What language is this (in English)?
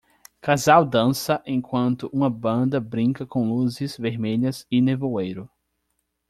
Portuguese